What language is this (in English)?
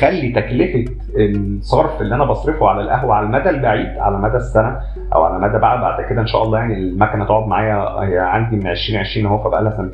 Arabic